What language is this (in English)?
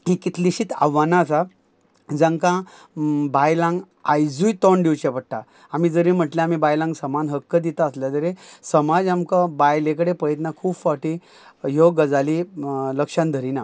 Konkani